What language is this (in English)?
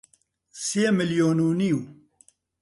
Central Kurdish